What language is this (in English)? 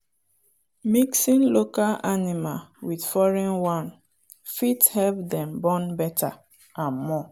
Nigerian Pidgin